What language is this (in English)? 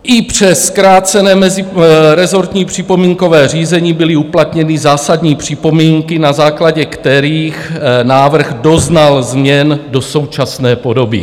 Czech